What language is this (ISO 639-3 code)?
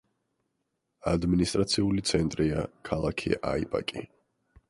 kat